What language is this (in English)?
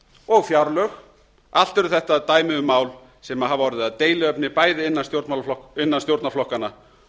Icelandic